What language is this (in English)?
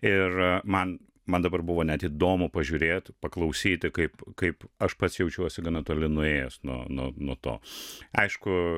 Lithuanian